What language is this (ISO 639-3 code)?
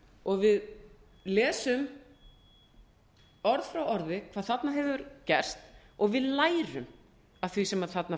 isl